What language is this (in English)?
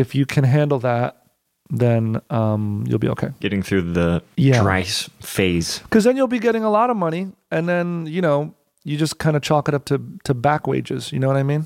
English